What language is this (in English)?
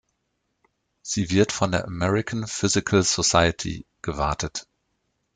German